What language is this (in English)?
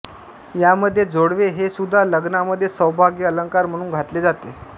Marathi